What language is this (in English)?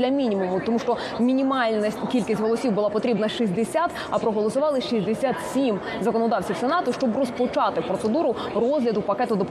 Ukrainian